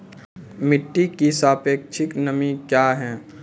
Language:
Maithili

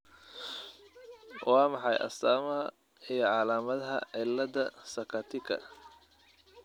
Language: Somali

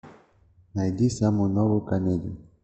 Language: Russian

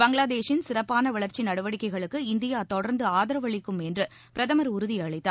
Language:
Tamil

